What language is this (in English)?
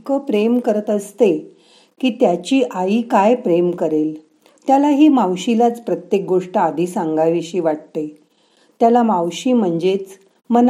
Marathi